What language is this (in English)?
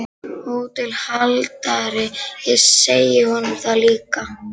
Icelandic